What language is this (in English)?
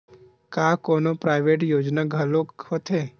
Chhattisgarhi